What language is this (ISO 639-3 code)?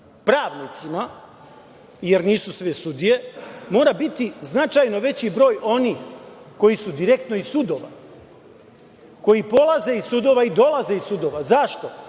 srp